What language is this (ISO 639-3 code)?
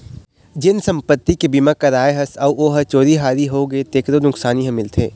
hne